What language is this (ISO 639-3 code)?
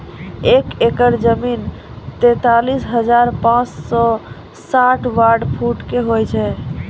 mai